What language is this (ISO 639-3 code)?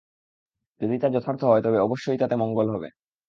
ben